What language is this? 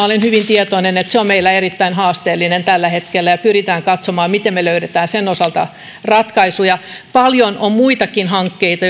Finnish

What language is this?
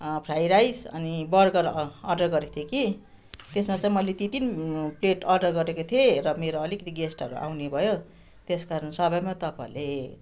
Nepali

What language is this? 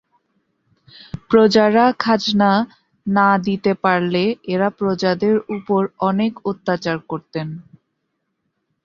Bangla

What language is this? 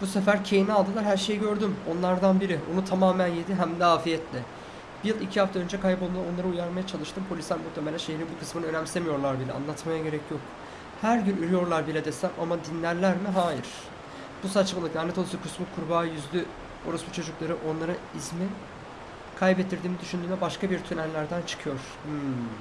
Turkish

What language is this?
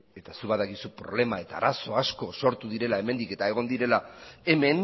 Basque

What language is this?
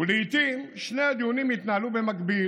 Hebrew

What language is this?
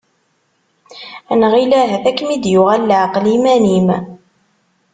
Kabyle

